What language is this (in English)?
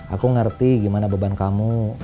Indonesian